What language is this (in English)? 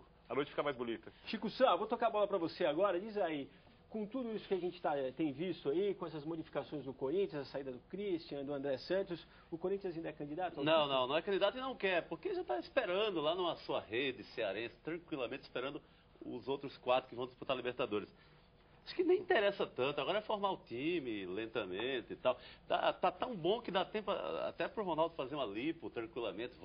Portuguese